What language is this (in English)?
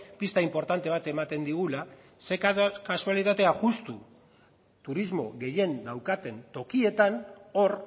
Basque